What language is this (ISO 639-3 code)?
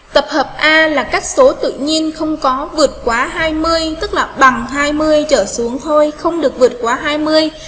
vie